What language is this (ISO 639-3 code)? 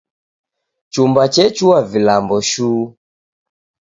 dav